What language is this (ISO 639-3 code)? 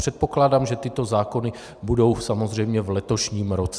ces